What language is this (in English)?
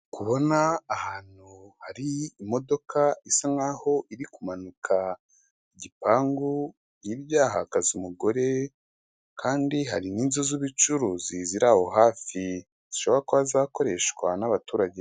Kinyarwanda